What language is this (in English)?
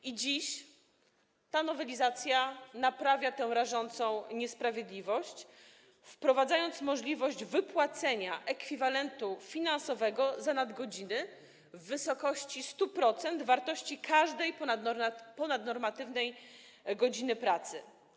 Polish